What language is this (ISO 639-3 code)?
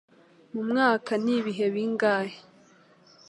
kin